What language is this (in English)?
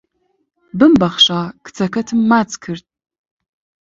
Central Kurdish